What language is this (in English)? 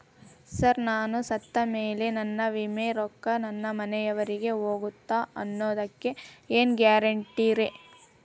Kannada